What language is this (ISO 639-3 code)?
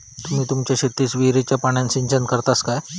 mar